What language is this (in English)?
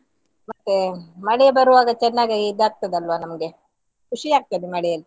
Kannada